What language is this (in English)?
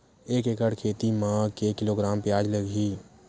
Chhattisgarhi